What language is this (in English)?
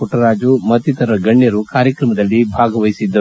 Kannada